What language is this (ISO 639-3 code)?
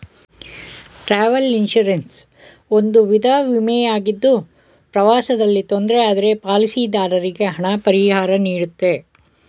kan